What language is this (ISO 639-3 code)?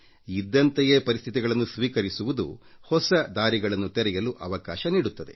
kan